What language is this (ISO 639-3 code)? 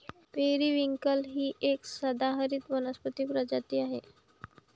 mar